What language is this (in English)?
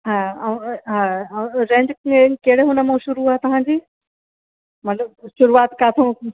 Sindhi